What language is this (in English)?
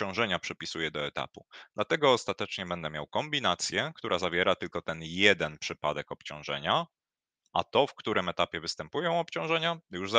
Polish